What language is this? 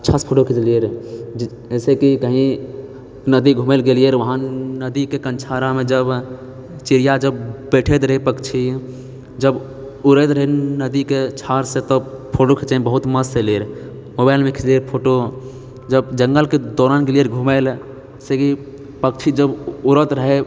Maithili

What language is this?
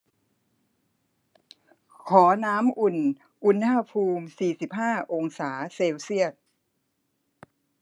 Thai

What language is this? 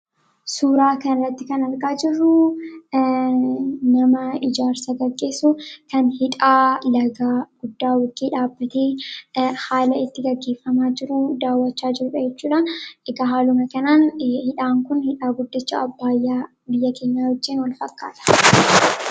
Oromo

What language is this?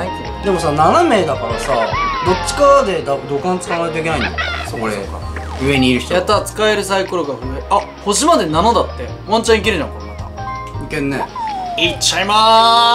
Japanese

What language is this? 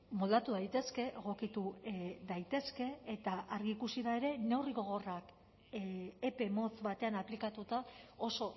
Basque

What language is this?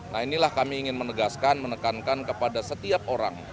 Indonesian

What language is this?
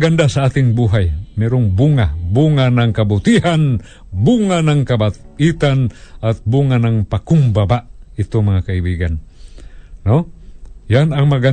Filipino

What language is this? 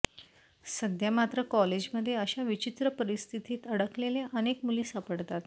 Marathi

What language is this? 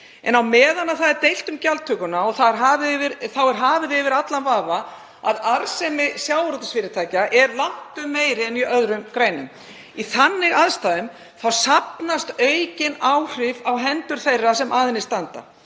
Icelandic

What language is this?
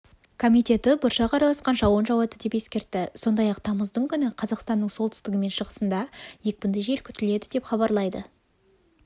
Kazakh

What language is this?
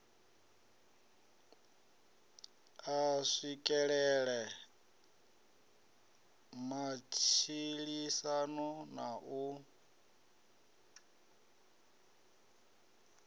Venda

